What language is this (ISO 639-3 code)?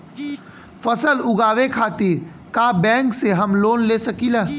bho